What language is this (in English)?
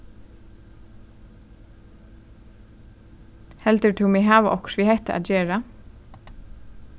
Faroese